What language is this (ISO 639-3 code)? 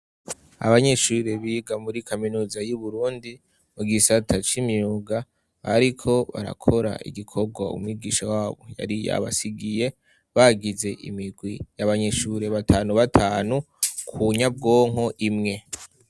run